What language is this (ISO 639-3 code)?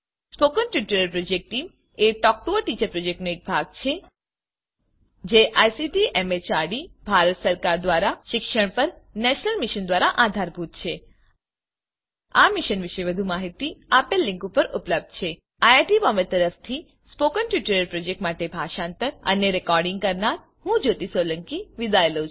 guj